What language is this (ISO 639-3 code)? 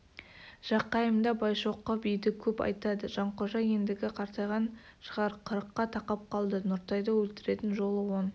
kaz